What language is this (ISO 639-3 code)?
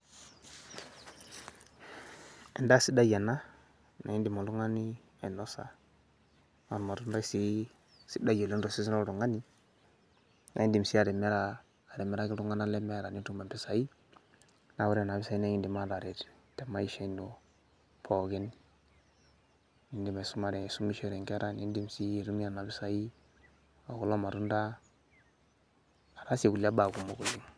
mas